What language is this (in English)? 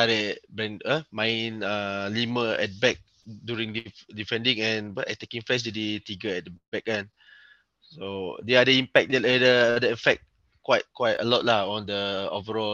Malay